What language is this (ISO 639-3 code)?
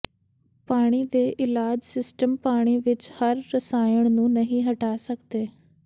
pan